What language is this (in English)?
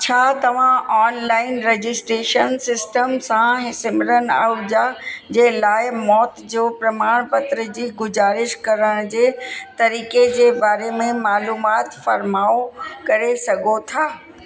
Sindhi